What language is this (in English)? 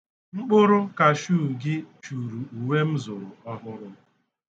Igbo